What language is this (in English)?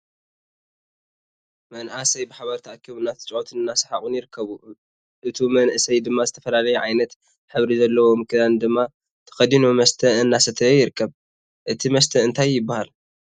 Tigrinya